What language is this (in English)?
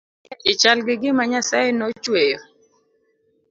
Luo (Kenya and Tanzania)